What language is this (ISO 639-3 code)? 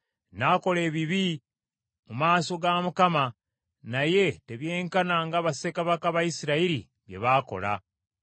lug